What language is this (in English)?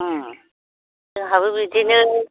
Bodo